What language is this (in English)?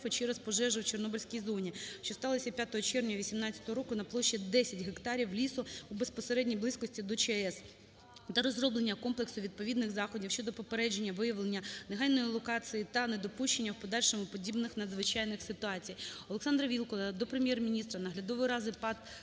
Ukrainian